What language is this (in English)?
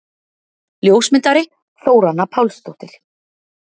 Icelandic